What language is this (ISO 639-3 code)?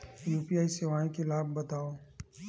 hne